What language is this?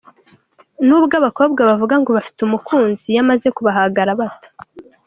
Kinyarwanda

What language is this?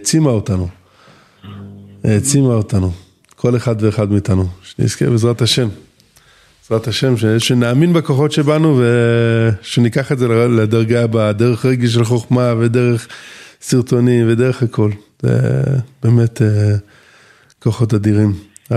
Hebrew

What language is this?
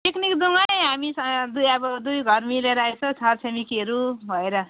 Nepali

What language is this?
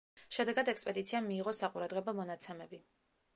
Georgian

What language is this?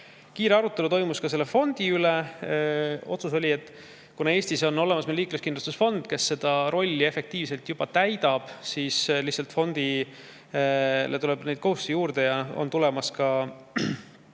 Estonian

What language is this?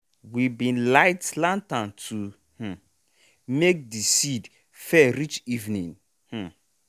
Nigerian Pidgin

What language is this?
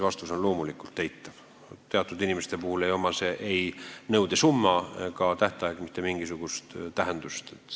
Estonian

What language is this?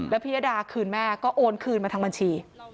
Thai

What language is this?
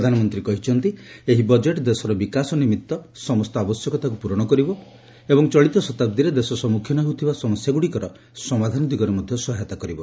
Odia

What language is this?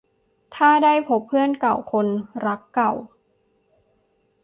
Thai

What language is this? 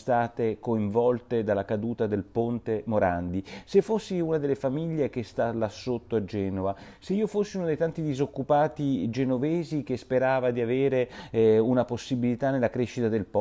Italian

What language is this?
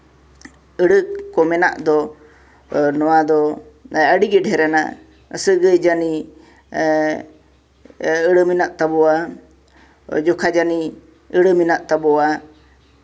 Santali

